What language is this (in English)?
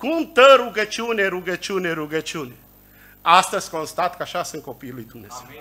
Romanian